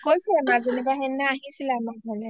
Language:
Assamese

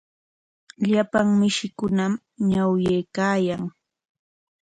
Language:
Corongo Ancash Quechua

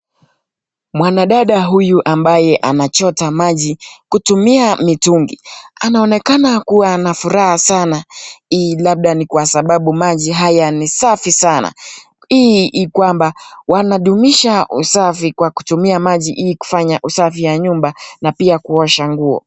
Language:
Swahili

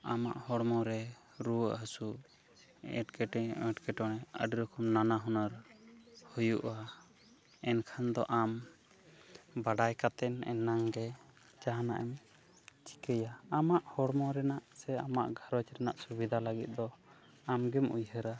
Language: Santali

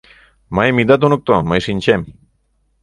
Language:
Mari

